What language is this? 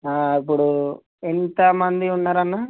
Telugu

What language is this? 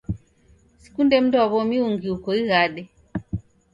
Taita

